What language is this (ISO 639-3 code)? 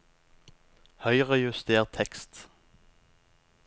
nor